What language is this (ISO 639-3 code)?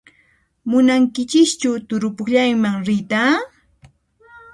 qxp